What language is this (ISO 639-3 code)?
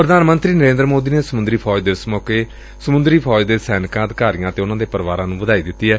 pan